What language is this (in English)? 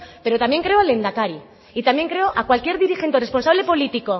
Spanish